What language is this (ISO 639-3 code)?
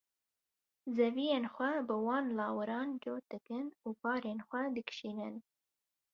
kur